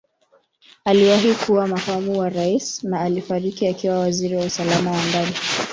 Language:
Swahili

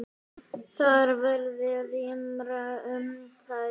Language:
Icelandic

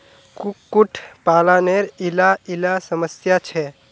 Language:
Magahi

